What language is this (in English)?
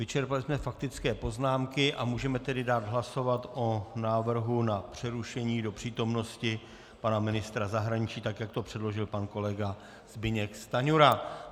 Czech